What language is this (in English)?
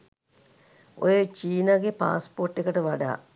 Sinhala